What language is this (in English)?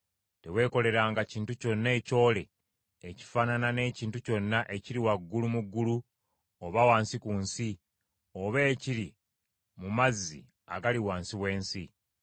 Ganda